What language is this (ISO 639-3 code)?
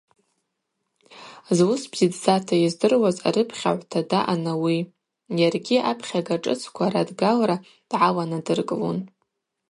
abq